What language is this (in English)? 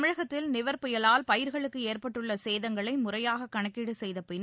Tamil